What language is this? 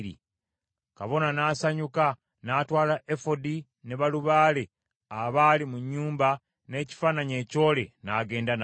Ganda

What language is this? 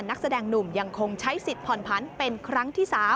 Thai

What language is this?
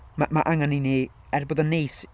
Welsh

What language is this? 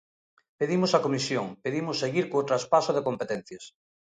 Galician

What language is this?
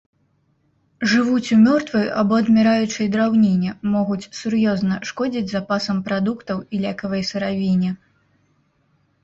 Belarusian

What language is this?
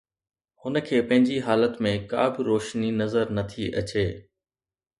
Sindhi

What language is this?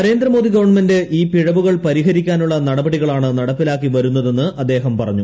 Malayalam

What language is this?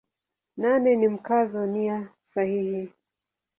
Swahili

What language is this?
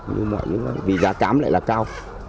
Vietnamese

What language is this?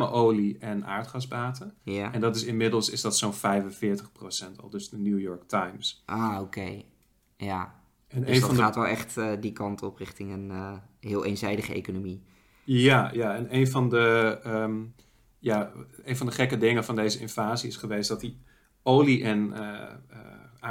Dutch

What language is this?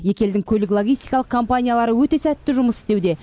Kazakh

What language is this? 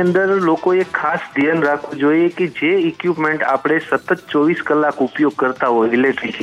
Hindi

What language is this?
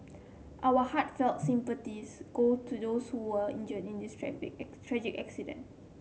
English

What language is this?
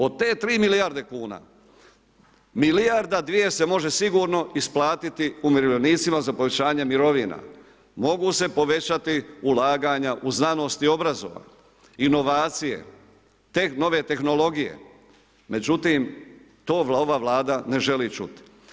Croatian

